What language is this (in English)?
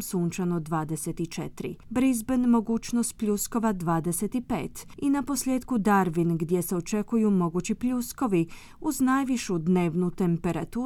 Croatian